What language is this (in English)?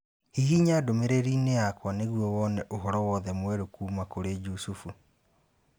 Kikuyu